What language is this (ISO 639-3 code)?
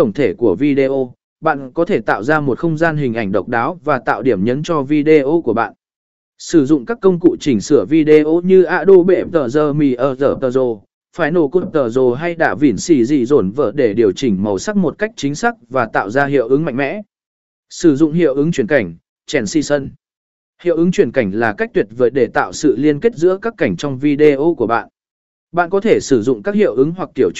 vie